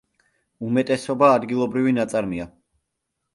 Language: Georgian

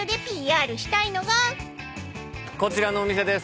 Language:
Japanese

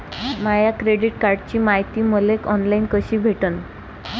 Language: Marathi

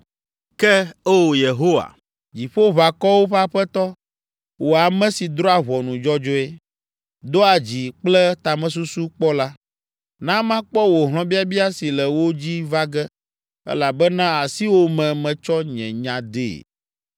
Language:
Ewe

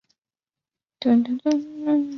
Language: Chinese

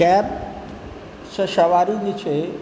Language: Maithili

